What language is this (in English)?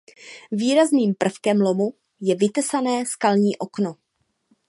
Czech